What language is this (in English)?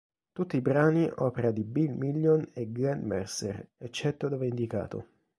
Italian